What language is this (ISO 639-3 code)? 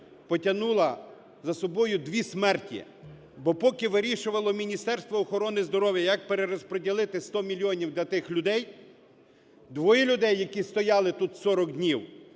ukr